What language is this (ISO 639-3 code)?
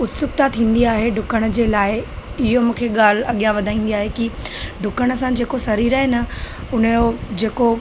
snd